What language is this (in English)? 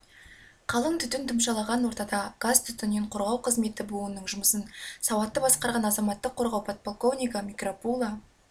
Kazakh